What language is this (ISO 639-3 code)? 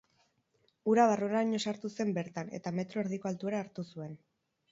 eus